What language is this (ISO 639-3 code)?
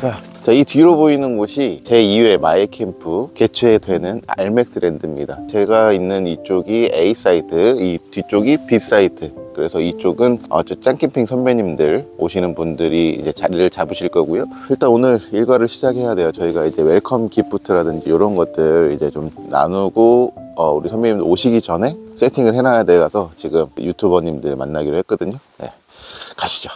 kor